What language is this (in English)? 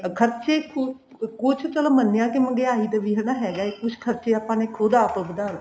Punjabi